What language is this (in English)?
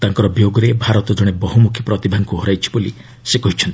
Odia